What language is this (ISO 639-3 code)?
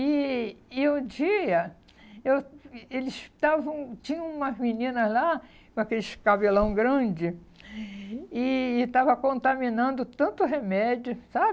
por